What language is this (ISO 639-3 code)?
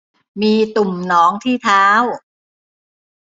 tha